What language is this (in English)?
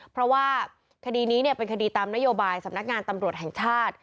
Thai